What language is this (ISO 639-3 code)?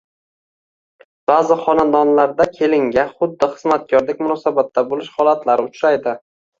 uzb